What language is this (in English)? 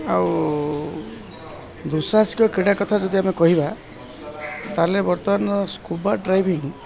Odia